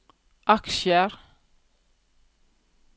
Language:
Norwegian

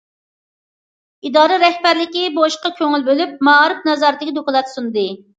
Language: Uyghur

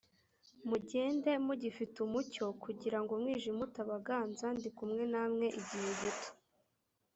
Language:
Kinyarwanda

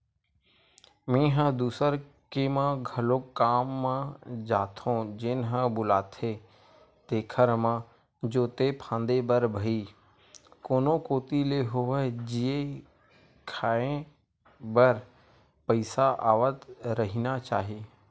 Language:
Chhattisgarhi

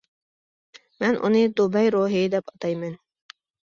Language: Uyghur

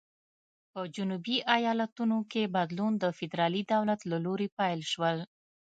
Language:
Pashto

